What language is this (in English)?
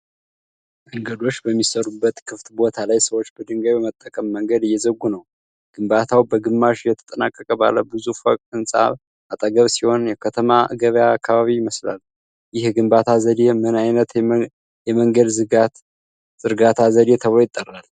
Amharic